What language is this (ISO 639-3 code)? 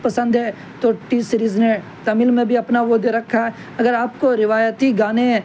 urd